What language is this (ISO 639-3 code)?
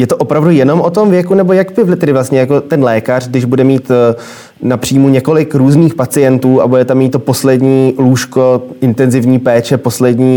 ces